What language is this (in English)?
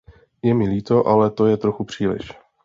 Czech